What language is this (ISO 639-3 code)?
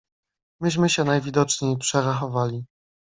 pol